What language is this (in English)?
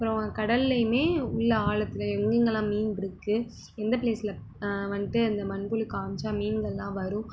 Tamil